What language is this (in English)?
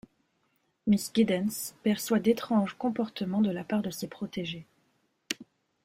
French